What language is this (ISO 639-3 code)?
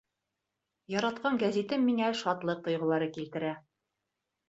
bak